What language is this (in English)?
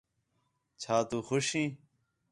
Khetrani